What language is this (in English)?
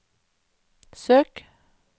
Norwegian